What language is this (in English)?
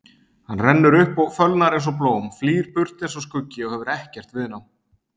Icelandic